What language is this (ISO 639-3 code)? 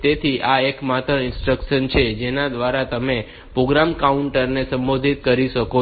guj